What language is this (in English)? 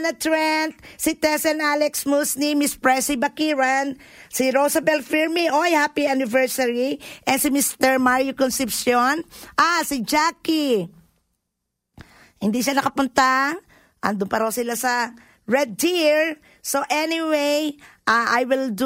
Filipino